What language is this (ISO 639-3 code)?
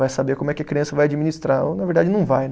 por